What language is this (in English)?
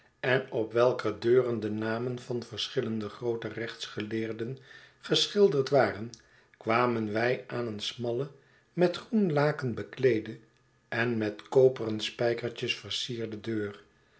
Dutch